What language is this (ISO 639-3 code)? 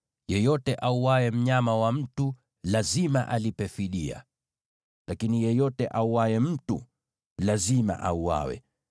swa